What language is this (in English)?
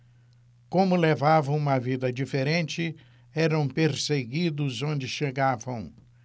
Portuguese